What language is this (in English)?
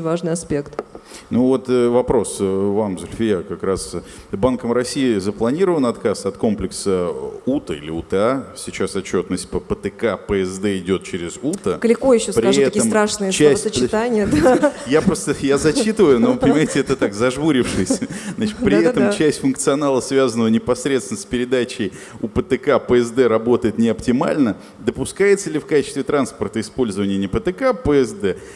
Russian